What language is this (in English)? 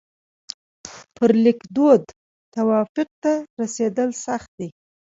Pashto